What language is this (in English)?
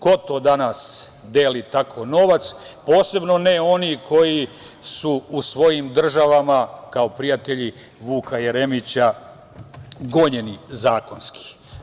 Serbian